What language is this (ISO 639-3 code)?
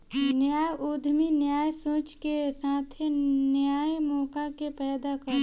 bho